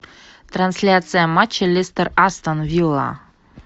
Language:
Russian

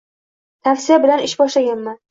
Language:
Uzbek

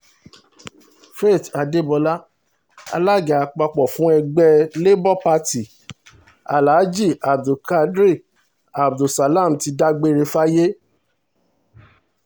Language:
Yoruba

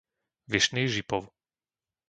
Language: Slovak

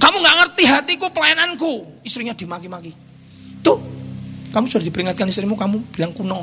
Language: Indonesian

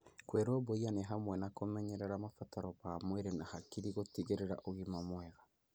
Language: Kikuyu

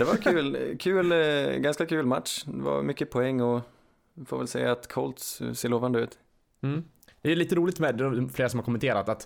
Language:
Swedish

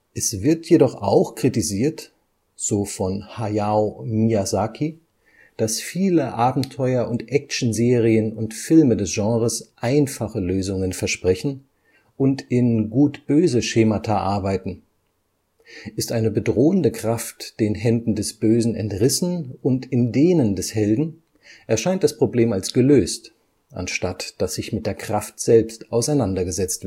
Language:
German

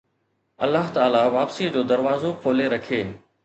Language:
Sindhi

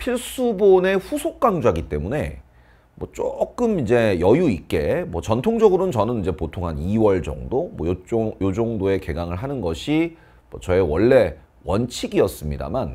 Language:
Korean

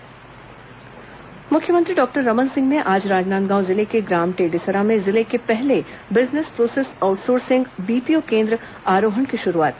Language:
Hindi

